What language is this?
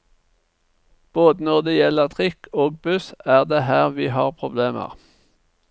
Norwegian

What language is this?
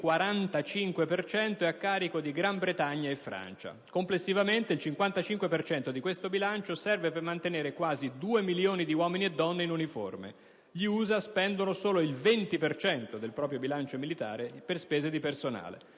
Italian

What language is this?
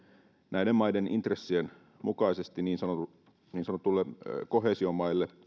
Finnish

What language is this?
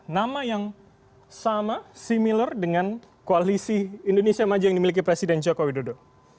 Indonesian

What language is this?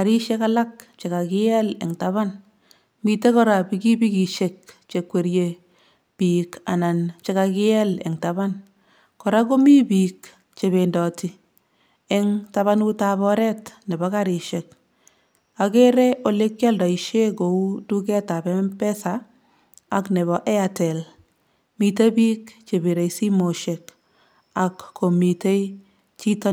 Kalenjin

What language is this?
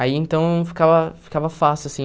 Portuguese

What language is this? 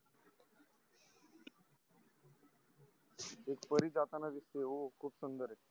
Marathi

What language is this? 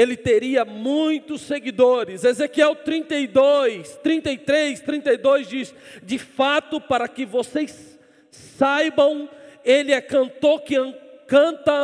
Portuguese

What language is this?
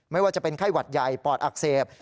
Thai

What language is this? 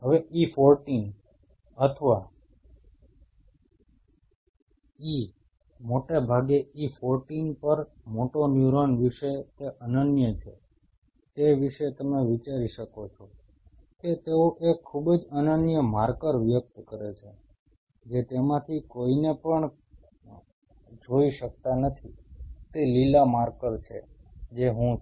Gujarati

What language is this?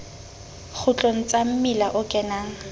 Southern Sotho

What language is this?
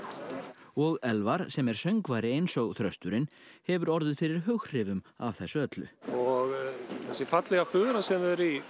Icelandic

